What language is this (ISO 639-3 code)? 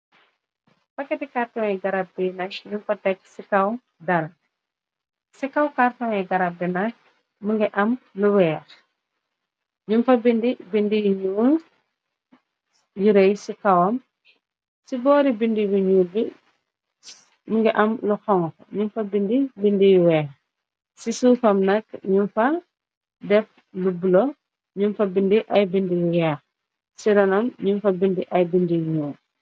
wol